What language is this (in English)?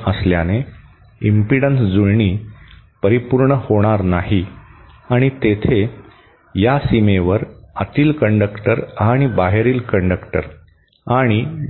Marathi